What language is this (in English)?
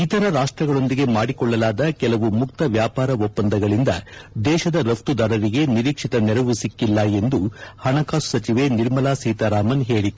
Kannada